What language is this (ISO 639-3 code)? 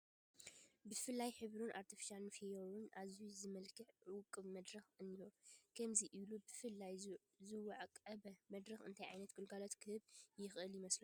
tir